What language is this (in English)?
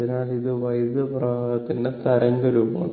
Malayalam